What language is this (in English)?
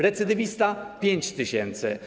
Polish